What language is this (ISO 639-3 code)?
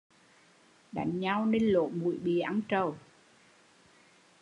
vie